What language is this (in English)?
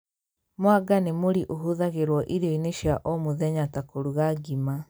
Kikuyu